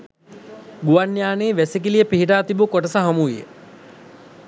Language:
Sinhala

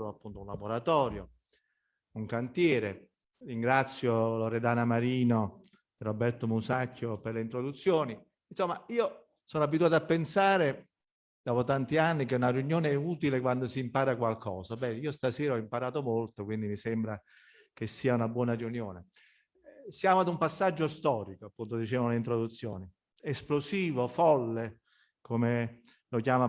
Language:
Italian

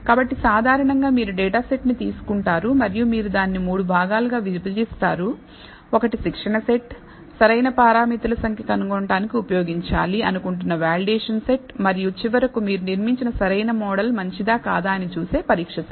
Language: Telugu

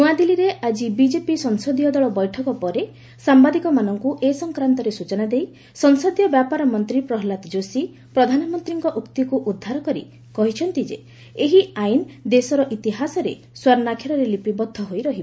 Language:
Odia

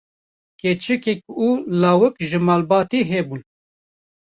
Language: Kurdish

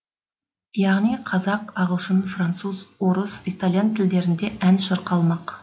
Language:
Kazakh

